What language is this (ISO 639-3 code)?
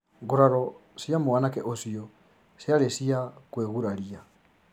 kik